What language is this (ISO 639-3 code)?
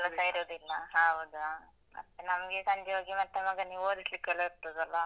kan